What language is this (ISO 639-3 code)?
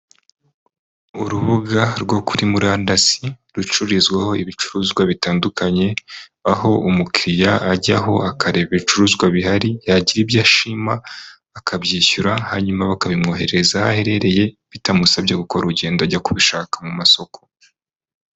kin